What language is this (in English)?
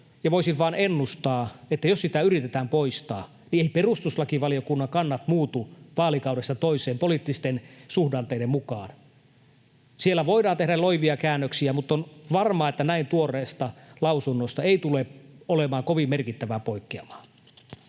Finnish